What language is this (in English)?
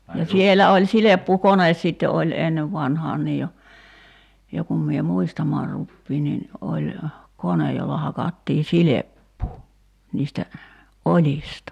Finnish